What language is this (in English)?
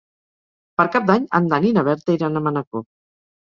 Catalan